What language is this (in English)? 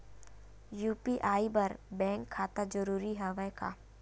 Chhattisgarhi